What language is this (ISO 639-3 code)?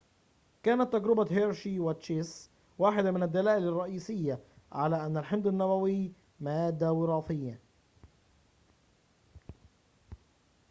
ara